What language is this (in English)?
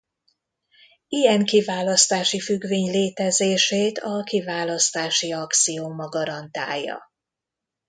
Hungarian